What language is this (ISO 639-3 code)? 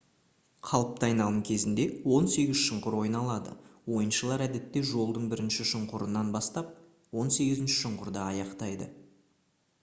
kaz